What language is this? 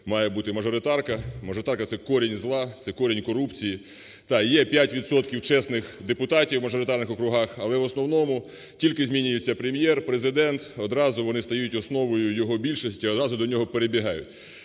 Ukrainian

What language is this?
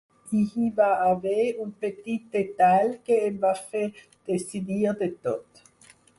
Catalan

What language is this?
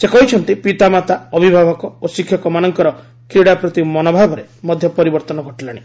Odia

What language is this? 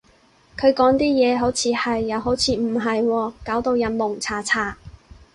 Cantonese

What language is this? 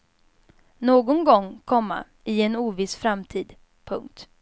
Swedish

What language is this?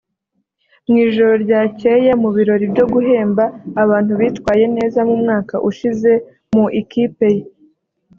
Kinyarwanda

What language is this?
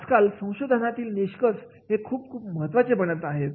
Marathi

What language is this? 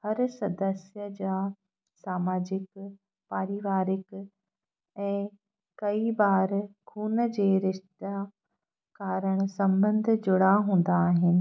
Sindhi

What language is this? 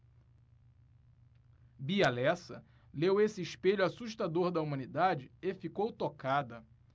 Portuguese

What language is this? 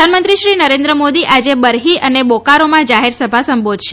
Gujarati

